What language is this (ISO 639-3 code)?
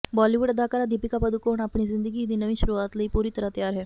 pan